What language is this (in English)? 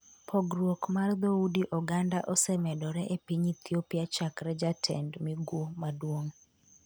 Luo (Kenya and Tanzania)